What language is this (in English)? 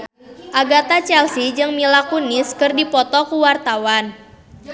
Sundanese